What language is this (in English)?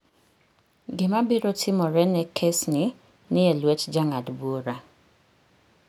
Luo (Kenya and Tanzania)